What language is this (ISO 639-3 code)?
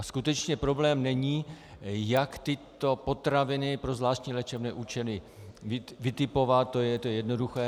ces